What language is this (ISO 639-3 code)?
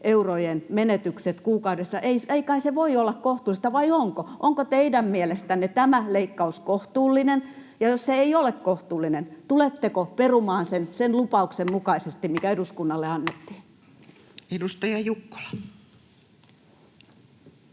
fin